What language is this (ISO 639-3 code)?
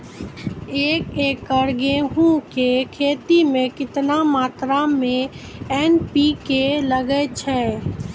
mai